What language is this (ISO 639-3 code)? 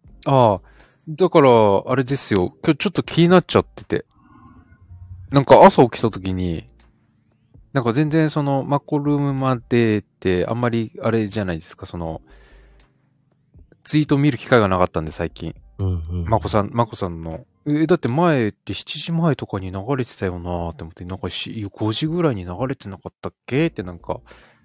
jpn